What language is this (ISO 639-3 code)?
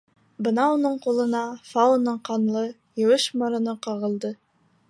bak